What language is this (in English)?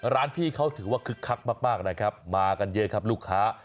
Thai